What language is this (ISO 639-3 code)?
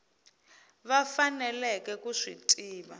tso